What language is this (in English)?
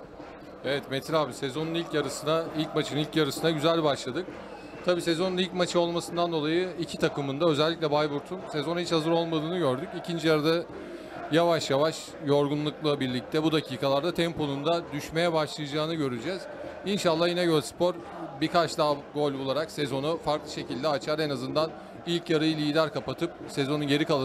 Turkish